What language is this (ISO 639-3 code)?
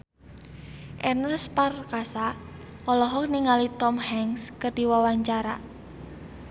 sun